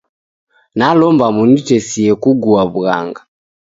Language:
Taita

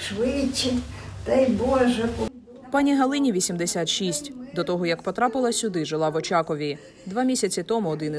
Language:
Ukrainian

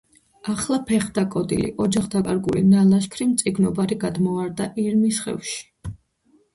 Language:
Georgian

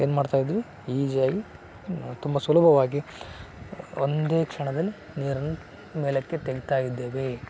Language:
Kannada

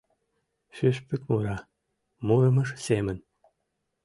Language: Mari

